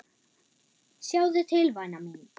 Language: Icelandic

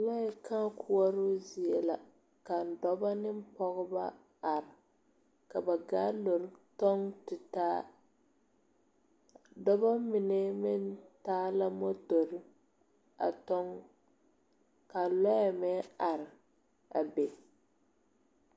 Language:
Southern Dagaare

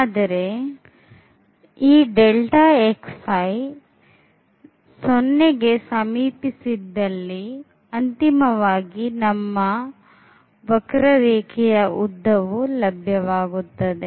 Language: Kannada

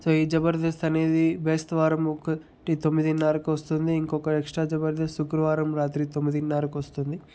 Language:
Telugu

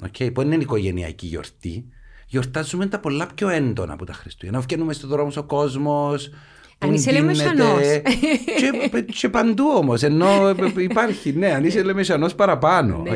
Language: Greek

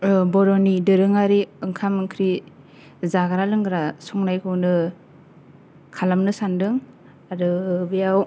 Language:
Bodo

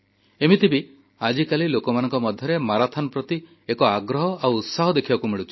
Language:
Odia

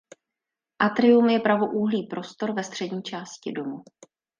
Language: Czech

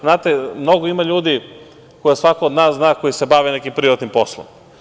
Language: Serbian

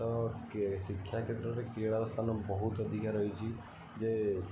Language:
Odia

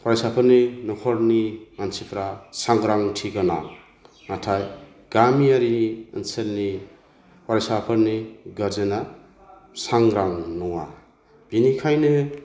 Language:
Bodo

